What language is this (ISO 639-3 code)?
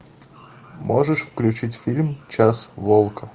rus